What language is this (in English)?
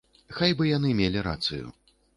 Belarusian